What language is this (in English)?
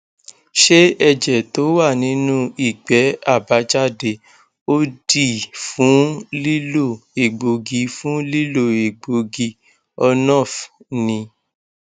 Yoruba